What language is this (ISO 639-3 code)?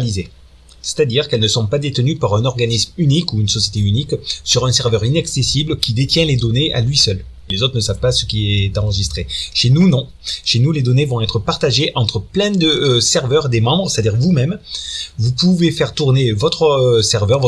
fra